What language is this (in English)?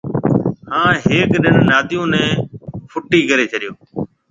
Marwari (Pakistan)